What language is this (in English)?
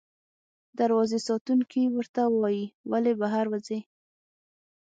Pashto